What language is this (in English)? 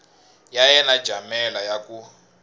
Tsonga